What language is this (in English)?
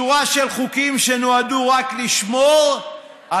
Hebrew